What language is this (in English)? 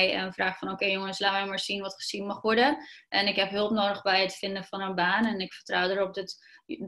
Dutch